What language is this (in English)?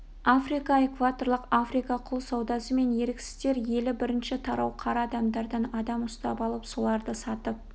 Kazakh